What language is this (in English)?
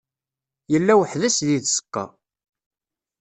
Kabyle